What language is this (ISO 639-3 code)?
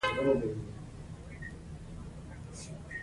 pus